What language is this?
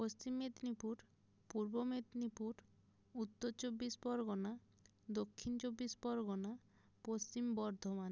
Bangla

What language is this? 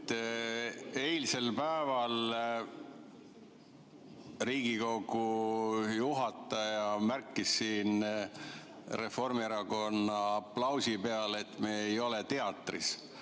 Estonian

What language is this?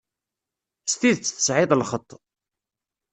Kabyle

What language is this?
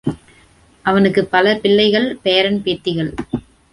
Tamil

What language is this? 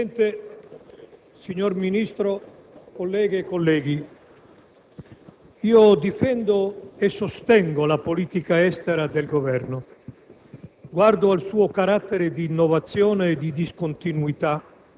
Italian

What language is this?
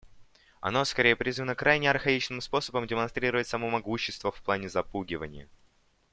Russian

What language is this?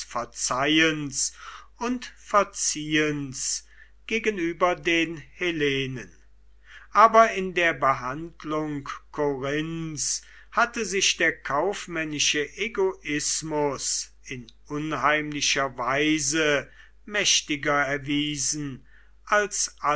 German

